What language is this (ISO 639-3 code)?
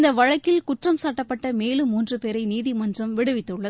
tam